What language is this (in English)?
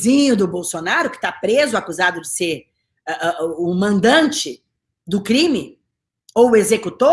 Portuguese